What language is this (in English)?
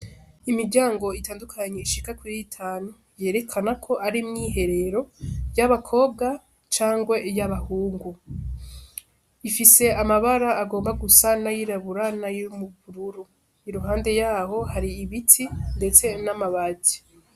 Rundi